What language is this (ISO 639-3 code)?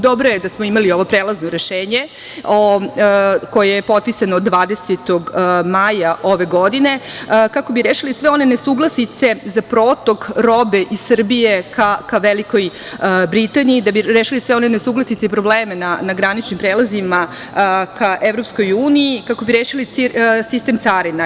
srp